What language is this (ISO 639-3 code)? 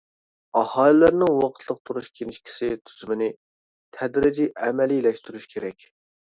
uig